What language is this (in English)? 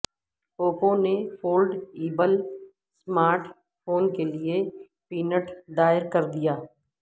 Urdu